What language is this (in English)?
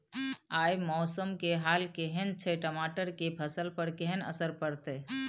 Maithili